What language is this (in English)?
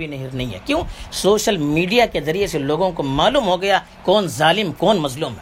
Urdu